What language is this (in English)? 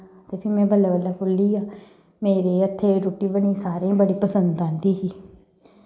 Dogri